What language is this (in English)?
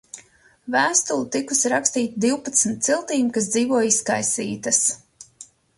Latvian